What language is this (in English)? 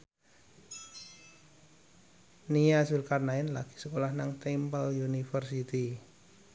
Javanese